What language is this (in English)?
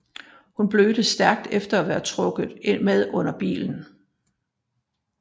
Danish